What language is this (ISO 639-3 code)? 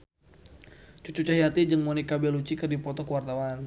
sun